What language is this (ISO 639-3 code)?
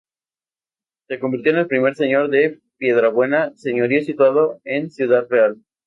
spa